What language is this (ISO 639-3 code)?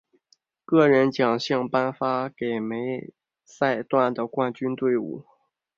zho